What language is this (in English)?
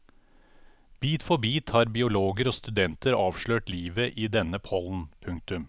Norwegian